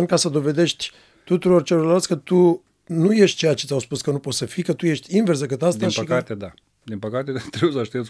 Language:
Romanian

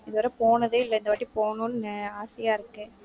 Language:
Tamil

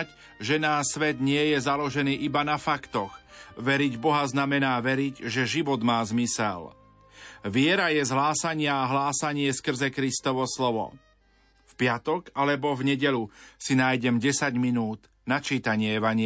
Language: Slovak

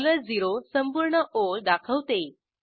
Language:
Marathi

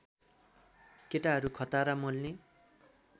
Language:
Nepali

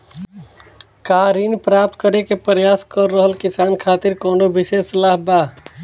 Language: Bhojpuri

